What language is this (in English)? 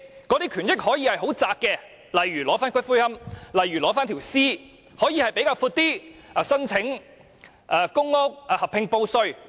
Cantonese